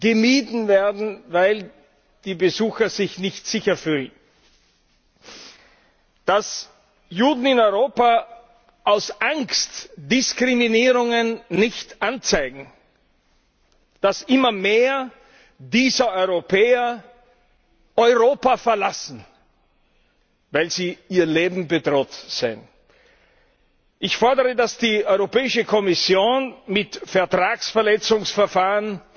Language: German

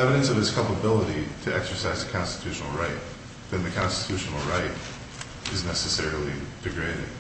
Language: English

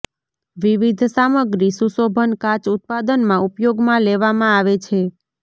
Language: Gujarati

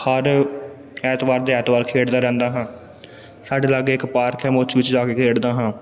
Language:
Punjabi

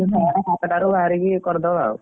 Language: Odia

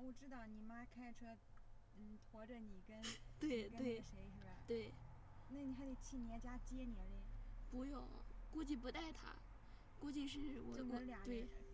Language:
Chinese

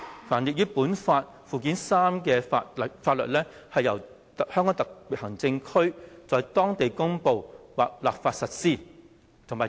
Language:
Cantonese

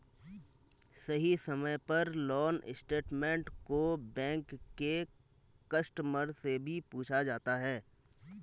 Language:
Magahi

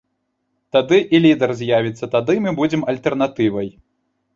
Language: Belarusian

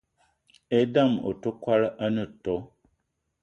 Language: Eton (Cameroon)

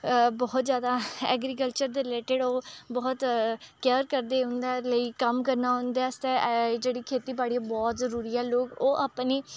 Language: Dogri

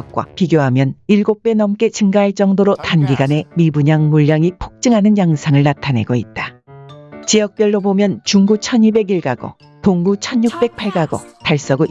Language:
Korean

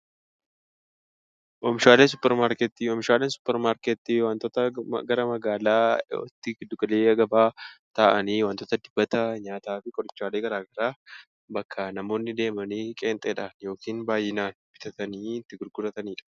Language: Oromo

